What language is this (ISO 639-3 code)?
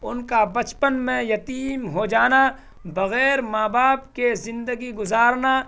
urd